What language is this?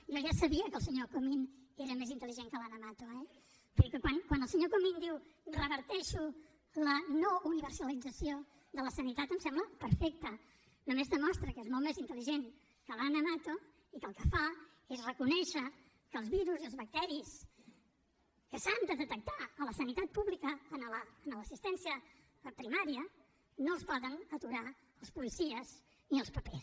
Catalan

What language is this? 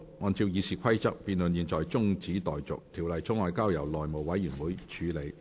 Cantonese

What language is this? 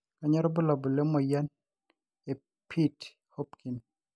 Masai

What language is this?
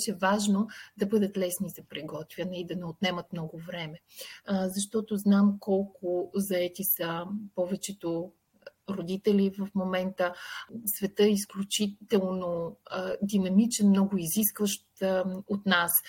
Bulgarian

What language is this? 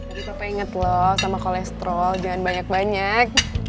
Indonesian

